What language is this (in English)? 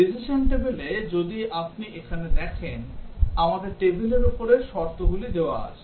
Bangla